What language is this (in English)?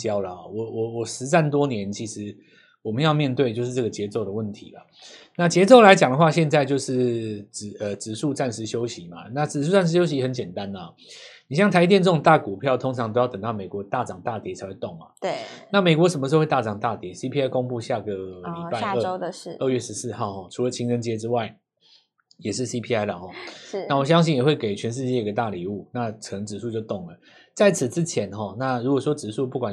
Chinese